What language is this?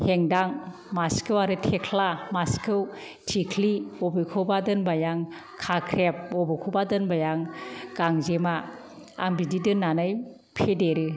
Bodo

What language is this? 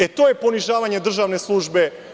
Serbian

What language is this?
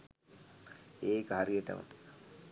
Sinhala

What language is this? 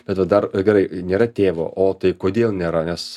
Lithuanian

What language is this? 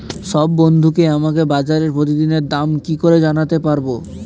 Bangla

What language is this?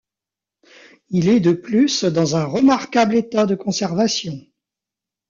French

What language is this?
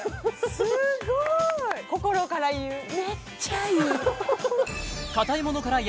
Japanese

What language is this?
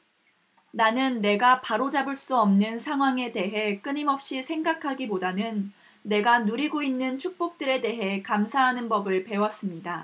Korean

